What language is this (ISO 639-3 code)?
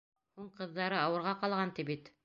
bak